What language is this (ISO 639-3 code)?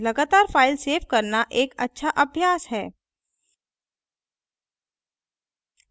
hin